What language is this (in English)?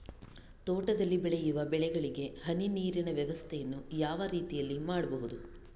Kannada